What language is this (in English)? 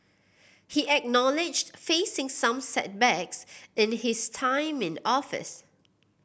English